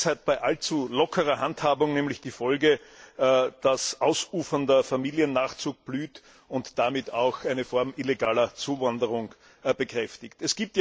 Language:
German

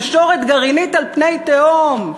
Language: Hebrew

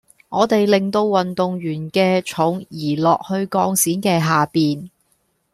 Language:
Cantonese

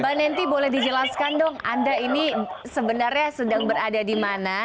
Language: Indonesian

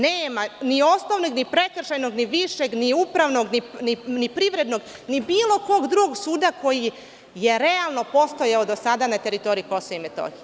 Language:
Serbian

